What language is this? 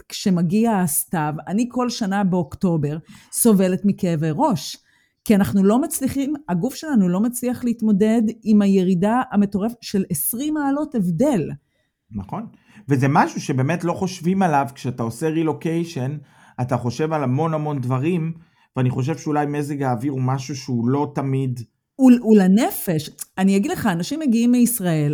Hebrew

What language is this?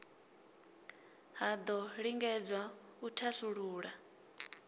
Venda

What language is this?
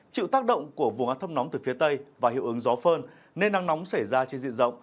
Vietnamese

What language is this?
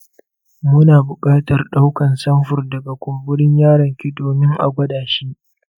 Hausa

